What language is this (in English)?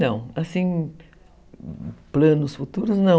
Portuguese